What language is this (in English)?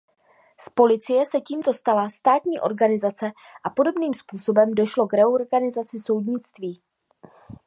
Czech